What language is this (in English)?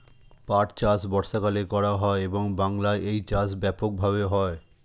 Bangla